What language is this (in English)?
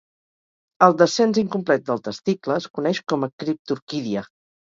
Catalan